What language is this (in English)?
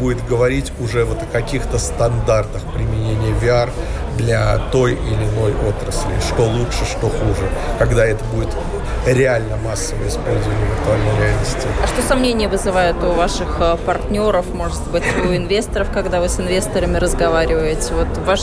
Russian